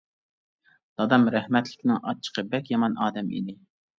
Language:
Uyghur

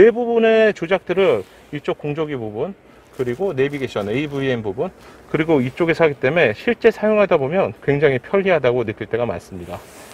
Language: Korean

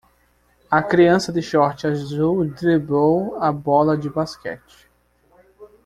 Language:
Portuguese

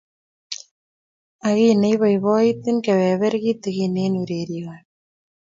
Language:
Kalenjin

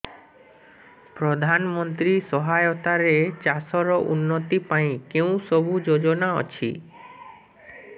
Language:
Odia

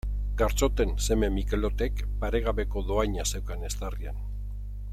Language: Basque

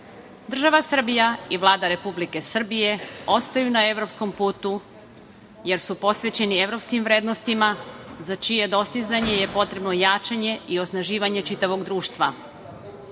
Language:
Serbian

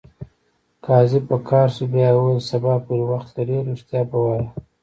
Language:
Pashto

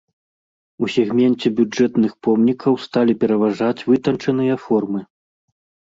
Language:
Belarusian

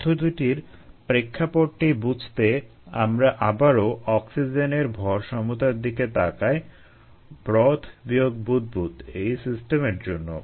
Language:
Bangla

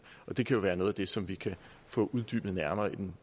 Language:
Danish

